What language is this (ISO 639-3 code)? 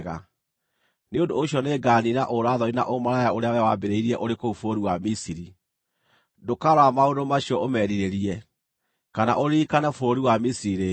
kik